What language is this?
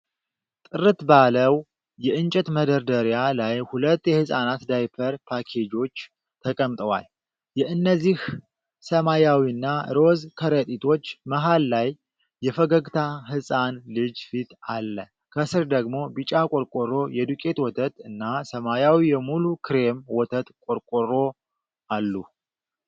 Amharic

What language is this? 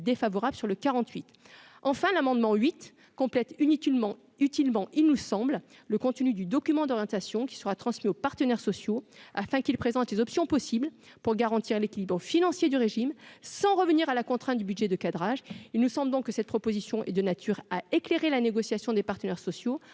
French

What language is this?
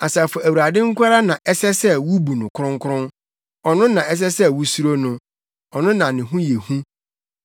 Akan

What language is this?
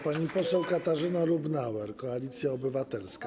Polish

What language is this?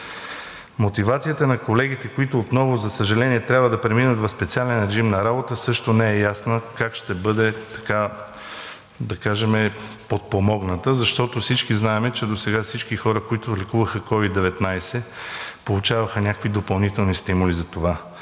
Bulgarian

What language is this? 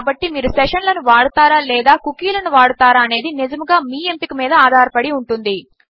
Telugu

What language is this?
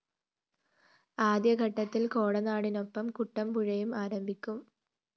Malayalam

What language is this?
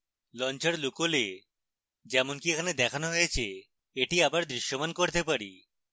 Bangla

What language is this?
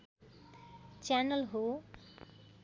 Nepali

